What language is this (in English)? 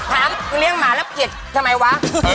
Thai